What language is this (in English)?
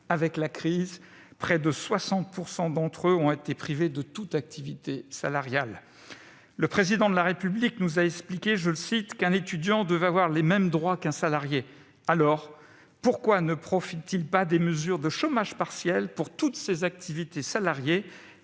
French